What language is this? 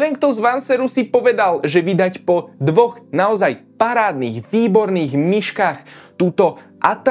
Slovak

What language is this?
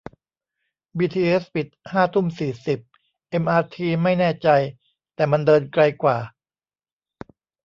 Thai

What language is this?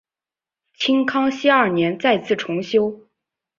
Chinese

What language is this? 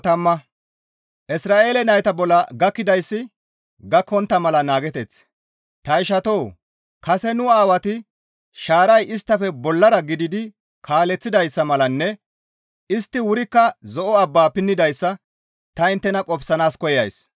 Gamo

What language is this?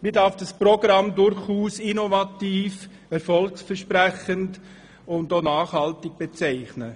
Swiss German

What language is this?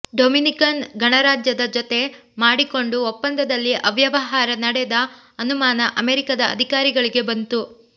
Kannada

